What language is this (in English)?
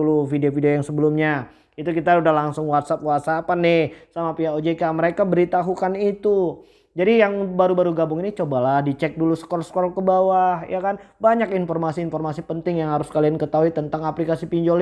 Indonesian